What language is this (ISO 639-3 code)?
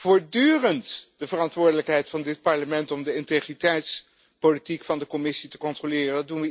nld